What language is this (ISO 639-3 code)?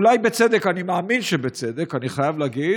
heb